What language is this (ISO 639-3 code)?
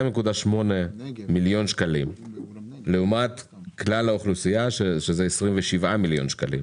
heb